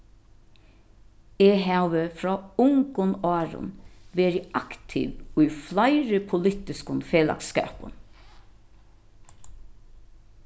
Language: Faroese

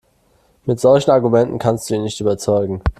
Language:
German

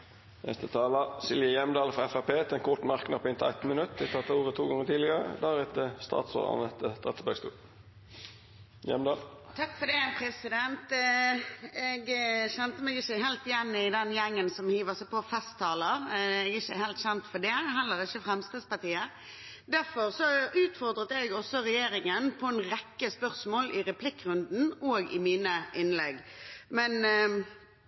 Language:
Norwegian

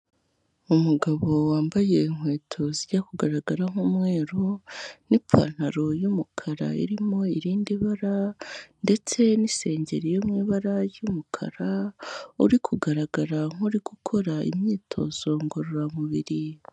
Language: Kinyarwanda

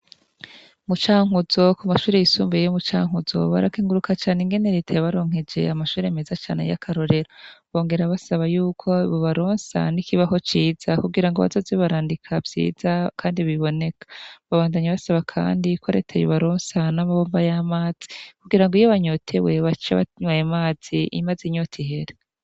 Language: Rundi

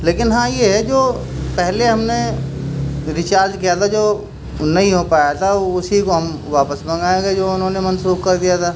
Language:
Urdu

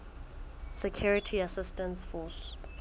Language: Southern Sotho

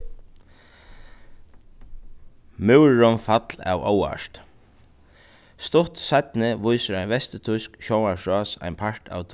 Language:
Faroese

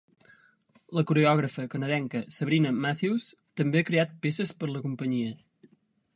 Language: Catalan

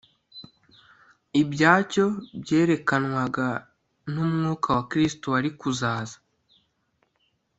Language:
Kinyarwanda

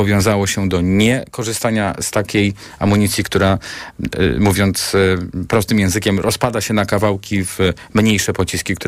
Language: Polish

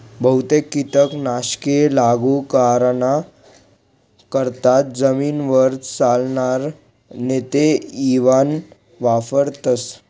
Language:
Marathi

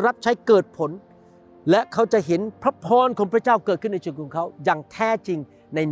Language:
Thai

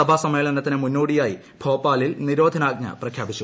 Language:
Malayalam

